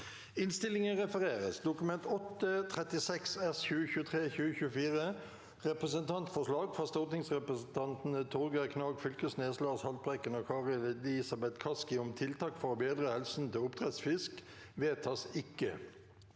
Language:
Norwegian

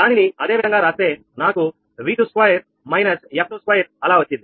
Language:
Telugu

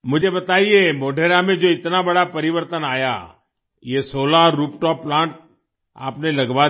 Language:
Hindi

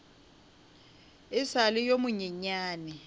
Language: Northern Sotho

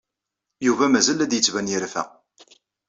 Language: Kabyle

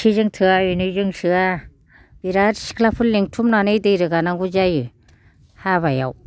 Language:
Bodo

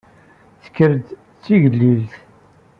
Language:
Kabyle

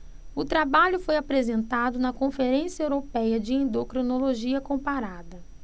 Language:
Portuguese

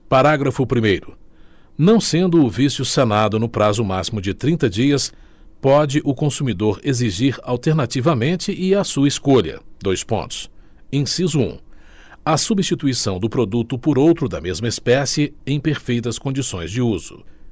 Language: Portuguese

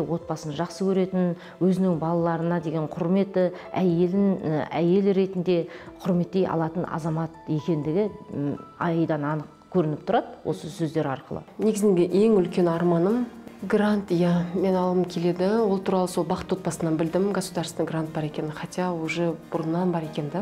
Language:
Russian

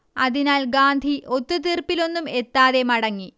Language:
Malayalam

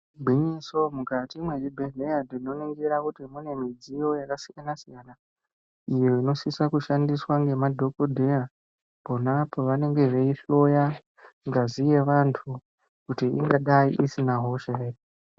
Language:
Ndau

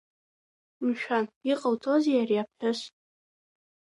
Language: Abkhazian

